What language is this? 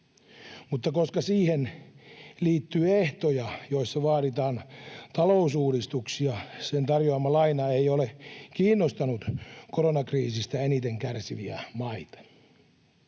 Finnish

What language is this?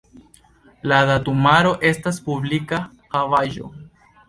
Esperanto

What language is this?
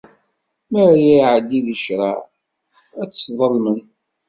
Kabyle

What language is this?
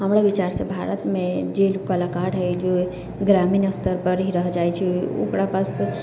Maithili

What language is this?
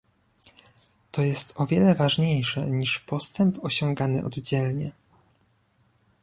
Polish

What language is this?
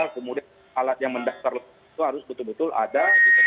Indonesian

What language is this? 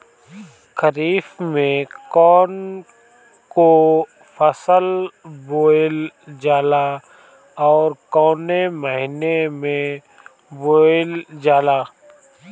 Bhojpuri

